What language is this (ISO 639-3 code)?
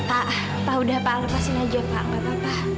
ind